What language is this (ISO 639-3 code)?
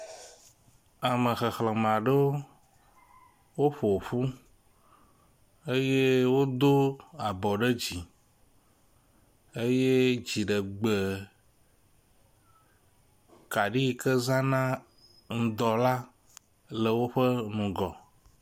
ewe